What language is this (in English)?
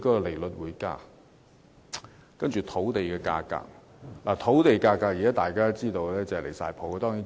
Cantonese